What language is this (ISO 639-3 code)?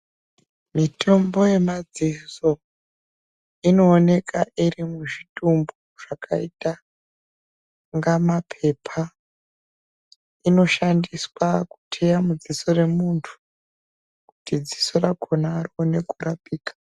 ndc